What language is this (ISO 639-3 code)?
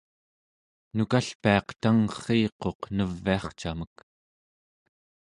esu